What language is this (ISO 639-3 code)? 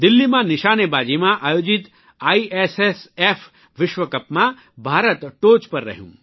guj